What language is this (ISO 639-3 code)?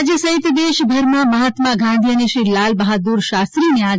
guj